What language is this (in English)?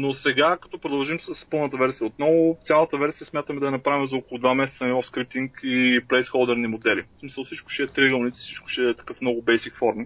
Bulgarian